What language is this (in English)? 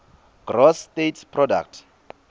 Swati